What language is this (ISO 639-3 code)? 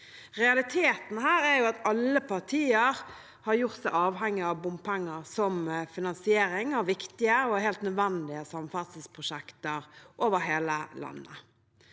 nor